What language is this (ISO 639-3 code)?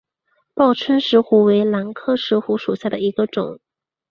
zho